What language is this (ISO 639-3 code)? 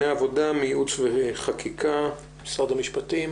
heb